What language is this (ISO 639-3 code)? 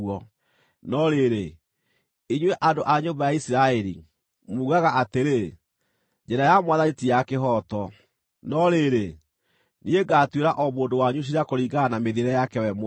kik